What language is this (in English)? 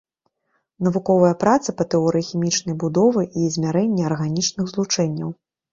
Belarusian